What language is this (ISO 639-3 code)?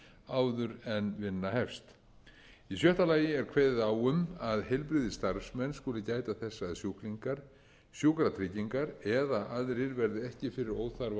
isl